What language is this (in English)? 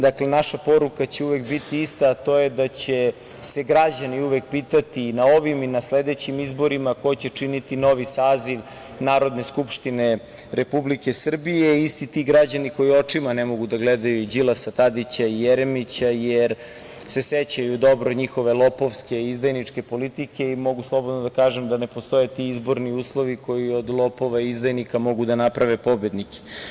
Serbian